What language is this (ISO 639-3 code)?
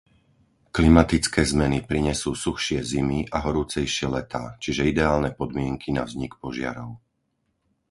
slk